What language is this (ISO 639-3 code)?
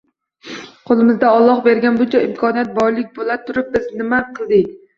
uzb